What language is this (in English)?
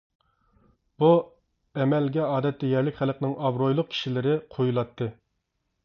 Uyghur